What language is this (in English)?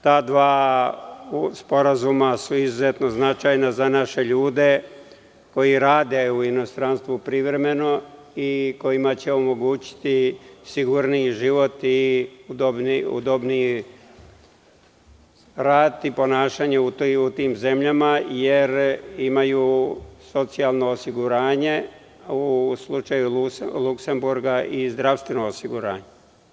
Serbian